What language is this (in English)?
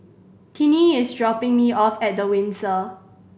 English